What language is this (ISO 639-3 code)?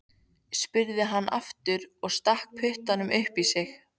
isl